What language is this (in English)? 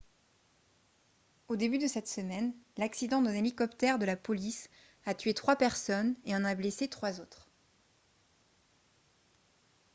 French